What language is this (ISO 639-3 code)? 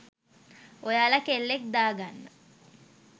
sin